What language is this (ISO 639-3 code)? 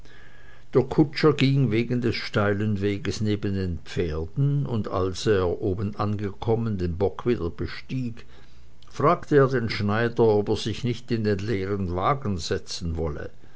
deu